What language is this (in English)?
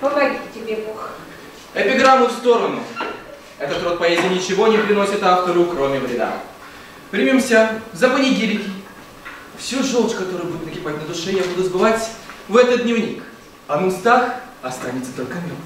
Russian